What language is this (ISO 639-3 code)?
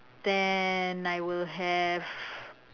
eng